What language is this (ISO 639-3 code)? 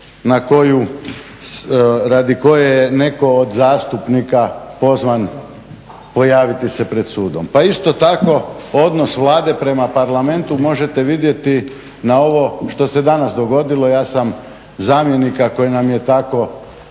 hrv